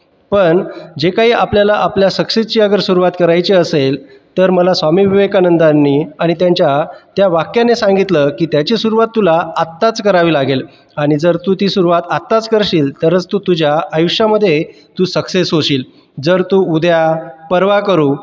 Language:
Marathi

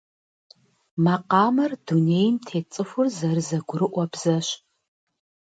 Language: Kabardian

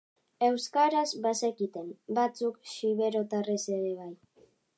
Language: Basque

